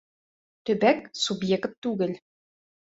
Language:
Bashkir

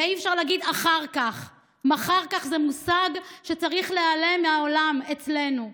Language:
Hebrew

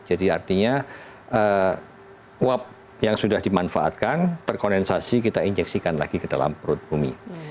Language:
Indonesian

